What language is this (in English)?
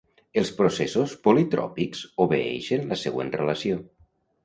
Catalan